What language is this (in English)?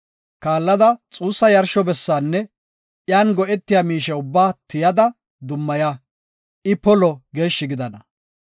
Gofa